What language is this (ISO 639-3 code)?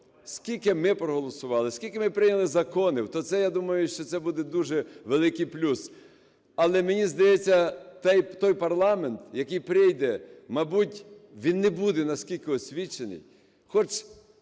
ukr